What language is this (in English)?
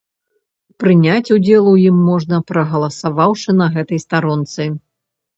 Belarusian